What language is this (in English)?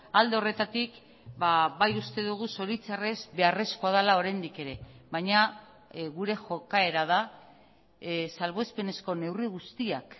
Basque